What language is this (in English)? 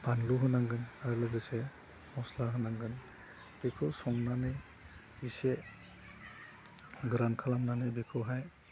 Bodo